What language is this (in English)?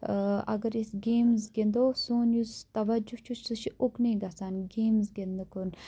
Kashmiri